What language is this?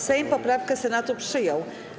Polish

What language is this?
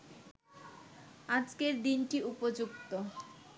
Bangla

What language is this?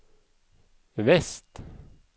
Norwegian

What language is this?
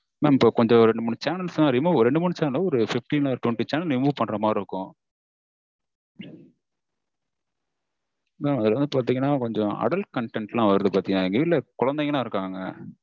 Tamil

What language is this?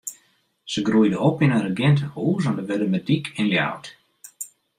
Western Frisian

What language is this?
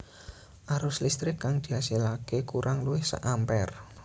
Javanese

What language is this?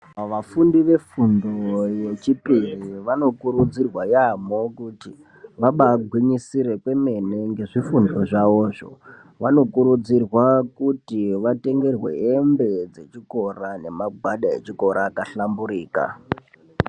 Ndau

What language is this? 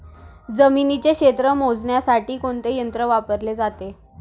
Marathi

